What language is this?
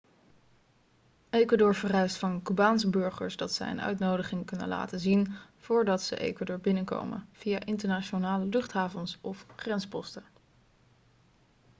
Dutch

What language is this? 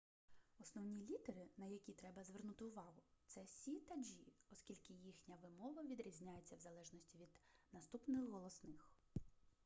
Ukrainian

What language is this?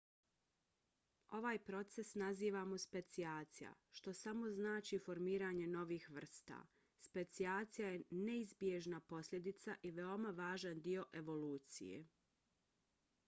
Bosnian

